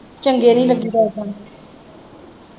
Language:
Punjabi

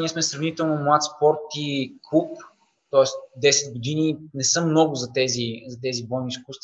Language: Bulgarian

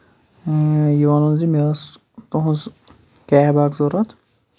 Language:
Kashmiri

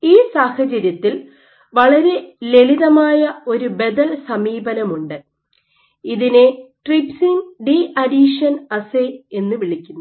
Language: Malayalam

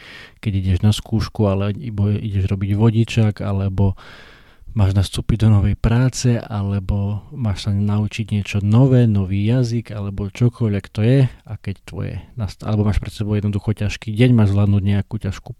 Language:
Slovak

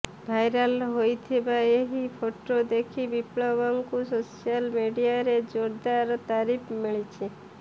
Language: Odia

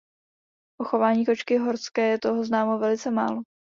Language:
Czech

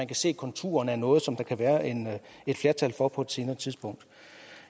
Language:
Danish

